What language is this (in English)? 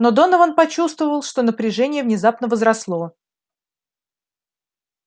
Russian